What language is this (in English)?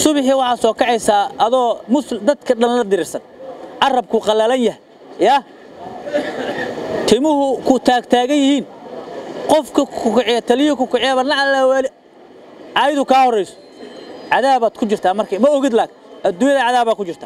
Arabic